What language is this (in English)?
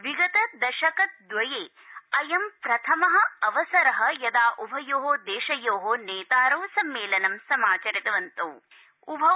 Sanskrit